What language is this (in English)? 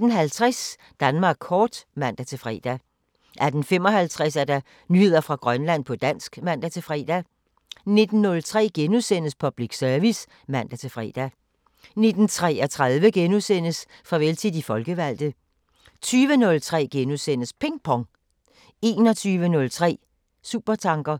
Danish